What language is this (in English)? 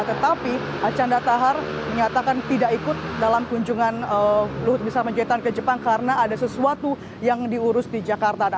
Indonesian